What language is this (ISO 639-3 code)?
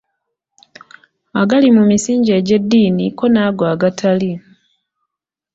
lug